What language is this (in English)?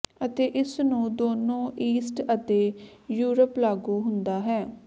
Punjabi